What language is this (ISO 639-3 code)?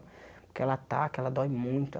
por